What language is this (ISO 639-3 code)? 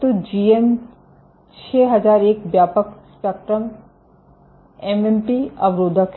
hin